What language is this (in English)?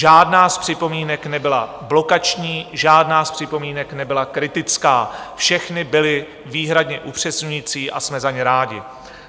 Czech